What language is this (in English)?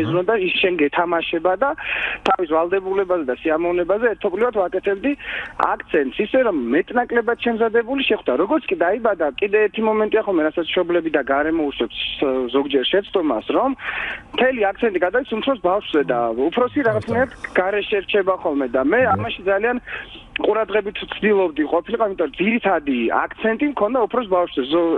Persian